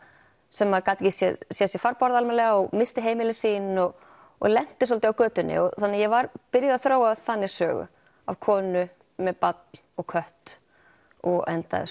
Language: Icelandic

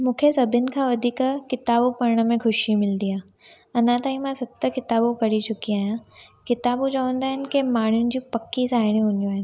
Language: Sindhi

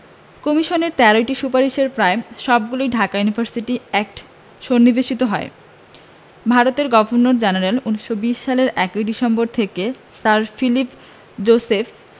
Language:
Bangla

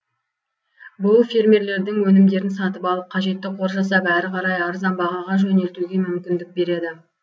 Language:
Kazakh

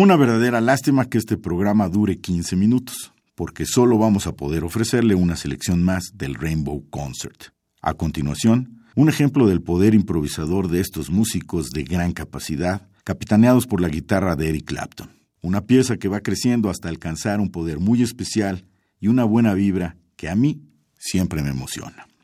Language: Spanish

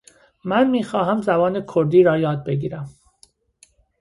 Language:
Persian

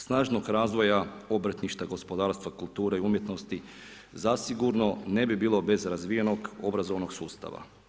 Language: Croatian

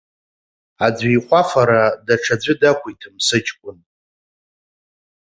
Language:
Abkhazian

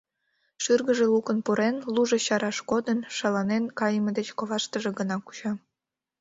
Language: Mari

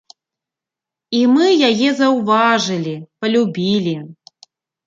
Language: Belarusian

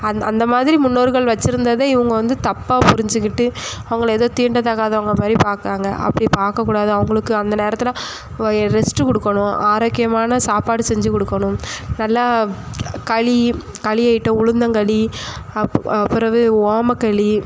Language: Tamil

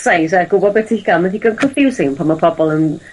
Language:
Welsh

